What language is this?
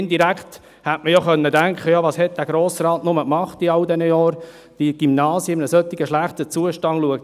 Swiss German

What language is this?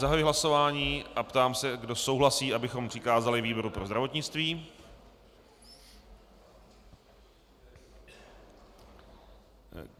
Czech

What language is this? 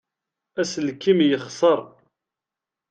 Kabyle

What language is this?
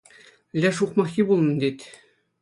Chuvash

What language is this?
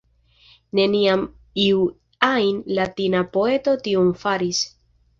Esperanto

